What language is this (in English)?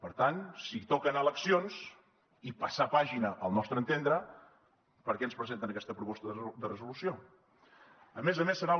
Catalan